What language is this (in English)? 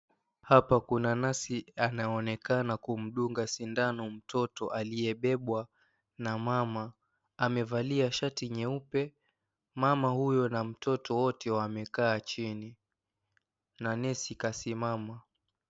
Swahili